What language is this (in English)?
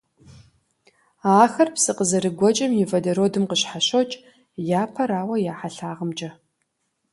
Kabardian